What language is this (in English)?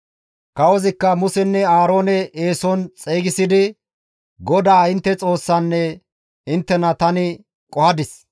Gamo